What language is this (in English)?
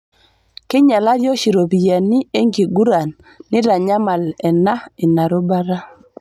Masai